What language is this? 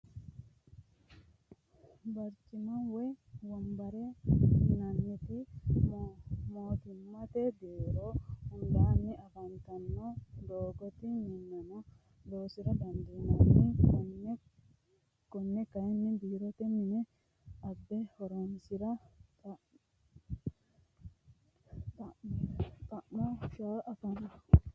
Sidamo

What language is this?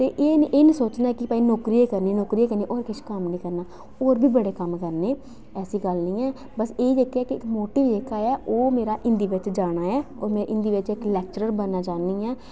Dogri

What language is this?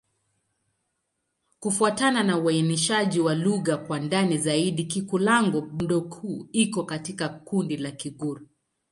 Swahili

